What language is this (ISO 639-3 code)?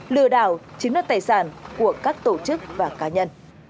vie